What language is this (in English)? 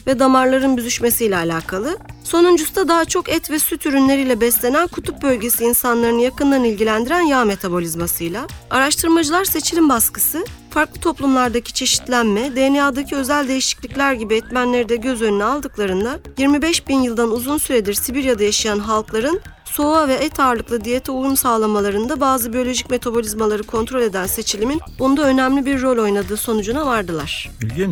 Turkish